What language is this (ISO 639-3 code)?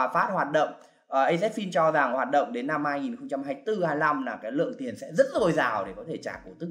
vie